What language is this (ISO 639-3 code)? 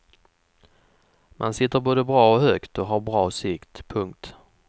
swe